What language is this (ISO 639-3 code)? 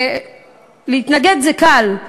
heb